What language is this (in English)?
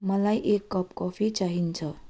Nepali